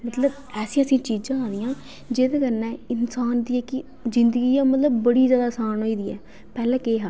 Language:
Dogri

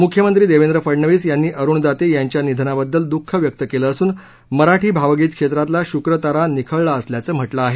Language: Marathi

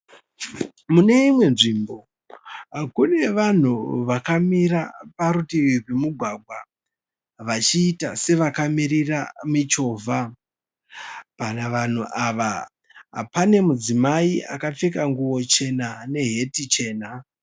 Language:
Shona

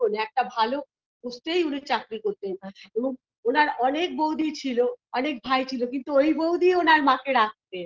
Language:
Bangla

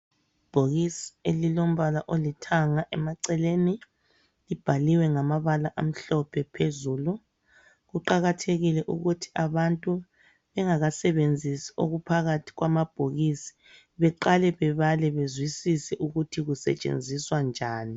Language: North Ndebele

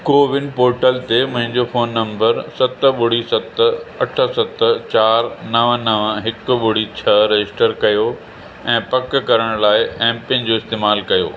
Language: Sindhi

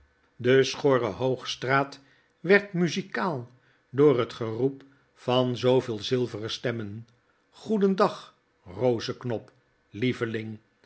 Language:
Dutch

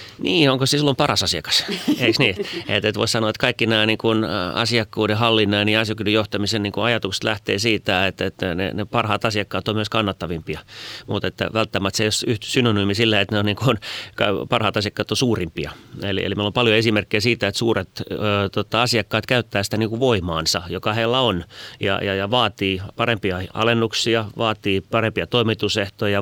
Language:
Finnish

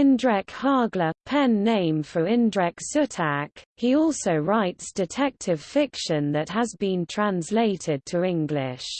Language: English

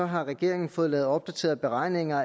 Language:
Danish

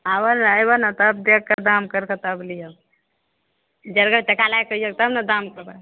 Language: Maithili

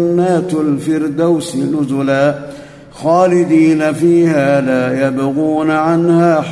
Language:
Arabic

